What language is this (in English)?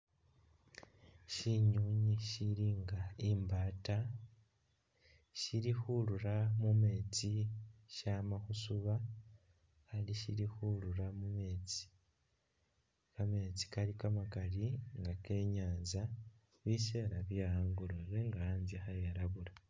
Masaaba